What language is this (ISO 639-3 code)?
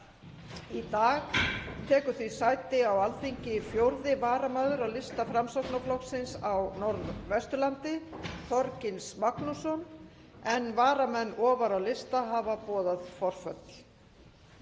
isl